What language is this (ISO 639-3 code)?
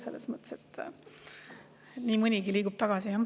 est